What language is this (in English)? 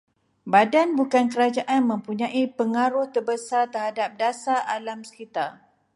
Malay